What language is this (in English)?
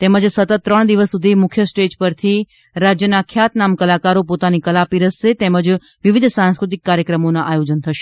Gujarati